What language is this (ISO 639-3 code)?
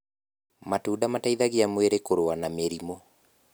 kik